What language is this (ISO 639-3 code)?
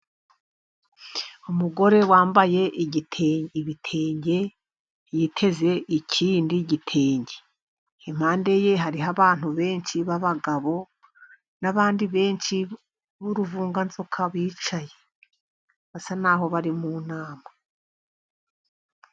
kin